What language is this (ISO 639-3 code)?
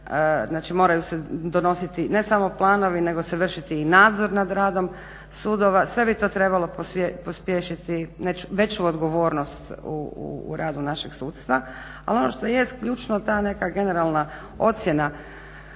hrv